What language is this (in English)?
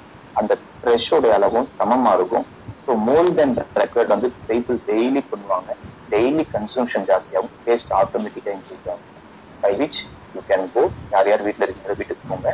Tamil